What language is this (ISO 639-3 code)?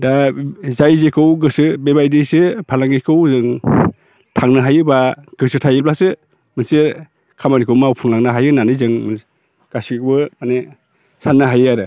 brx